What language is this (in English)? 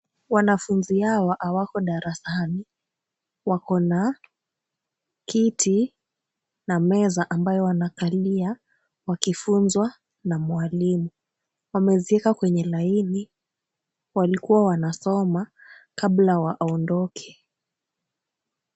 Swahili